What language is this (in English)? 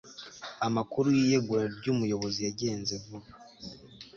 Kinyarwanda